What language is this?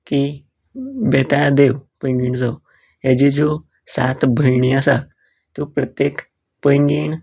Konkani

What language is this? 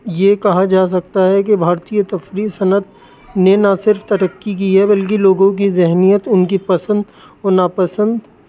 Urdu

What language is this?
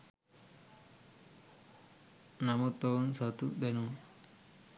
Sinhala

